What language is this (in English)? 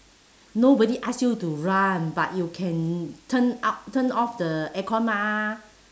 English